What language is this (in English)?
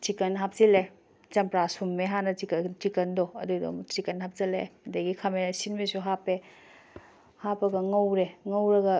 Manipuri